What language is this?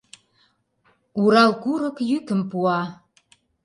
Mari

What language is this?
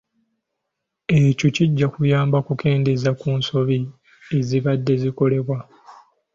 Ganda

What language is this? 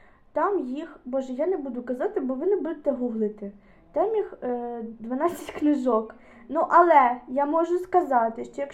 Ukrainian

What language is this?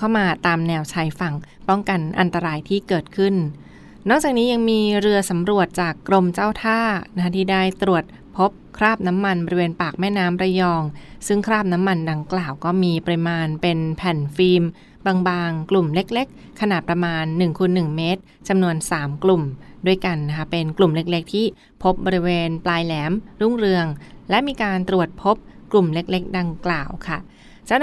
Thai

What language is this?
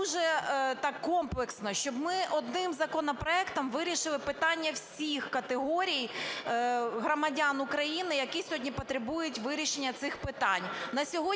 Ukrainian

